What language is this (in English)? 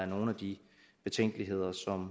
Danish